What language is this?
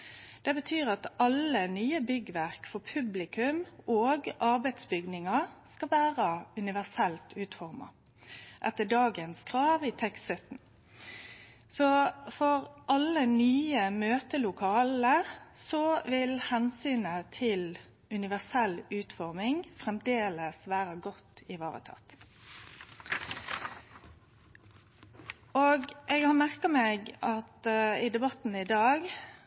Norwegian Nynorsk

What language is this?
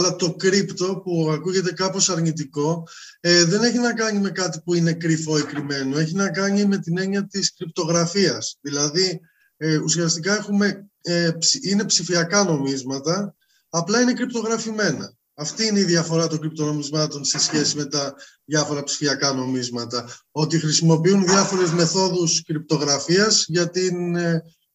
Greek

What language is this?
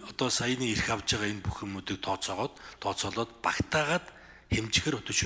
Turkish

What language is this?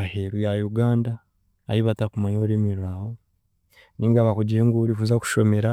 Chiga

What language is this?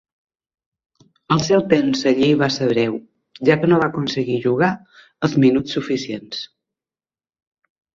Catalan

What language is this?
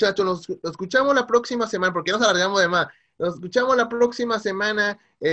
Spanish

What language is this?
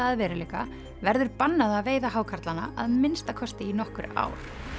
Icelandic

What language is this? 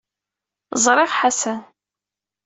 Kabyle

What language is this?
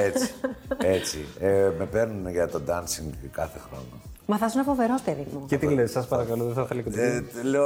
Greek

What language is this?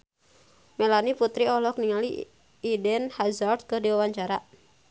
Sundanese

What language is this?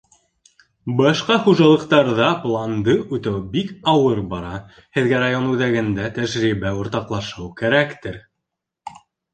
Bashkir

